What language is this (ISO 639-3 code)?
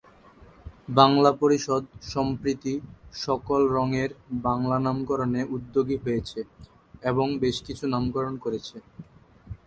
ben